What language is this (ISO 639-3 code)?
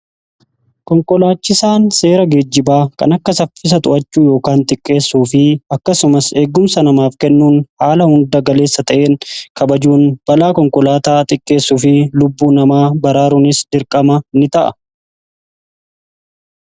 orm